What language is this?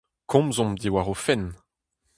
Breton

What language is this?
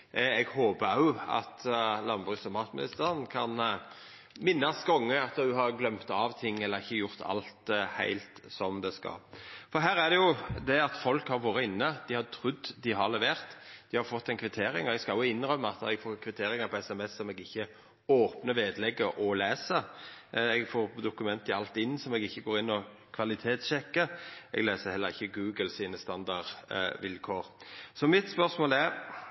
Norwegian Nynorsk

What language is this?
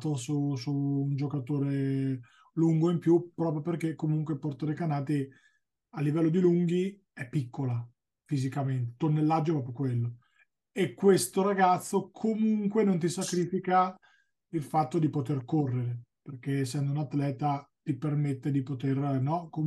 Italian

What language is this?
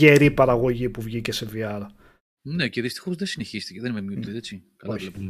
Greek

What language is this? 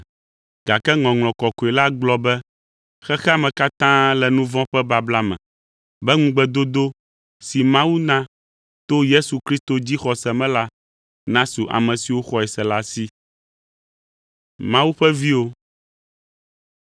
Ewe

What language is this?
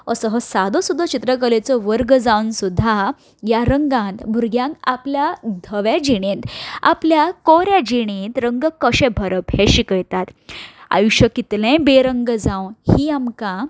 Konkani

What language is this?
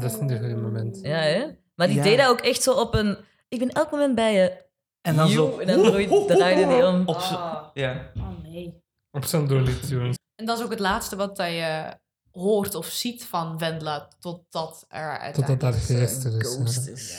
Dutch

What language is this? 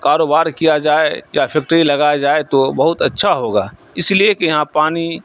Urdu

